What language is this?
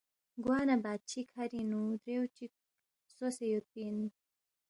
Balti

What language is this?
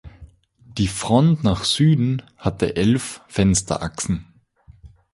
German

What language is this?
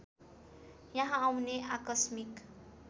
Nepali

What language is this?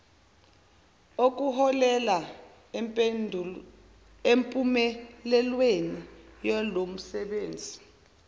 Zulu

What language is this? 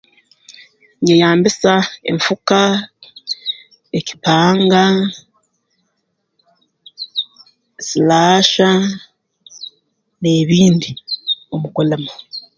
Tooro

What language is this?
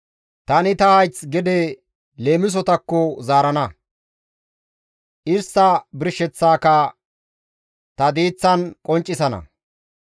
Gamo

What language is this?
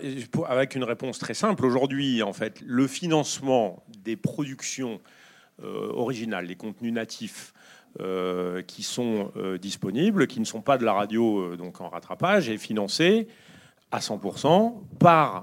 French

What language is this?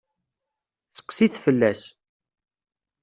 Kabyle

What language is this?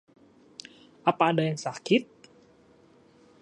Indonesian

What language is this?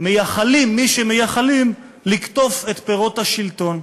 Hebrew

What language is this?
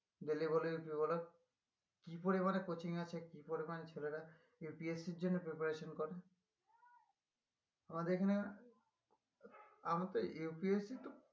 Bangla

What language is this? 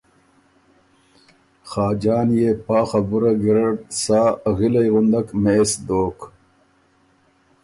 Ormuri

